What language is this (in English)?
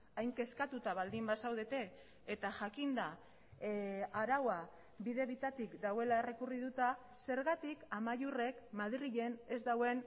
Basque